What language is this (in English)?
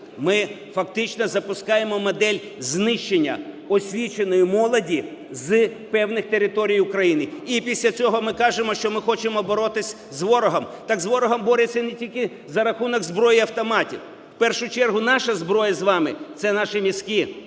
Ukrainian